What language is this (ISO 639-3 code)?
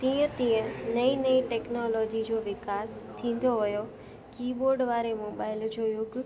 snd